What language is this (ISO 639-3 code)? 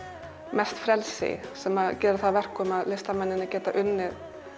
isl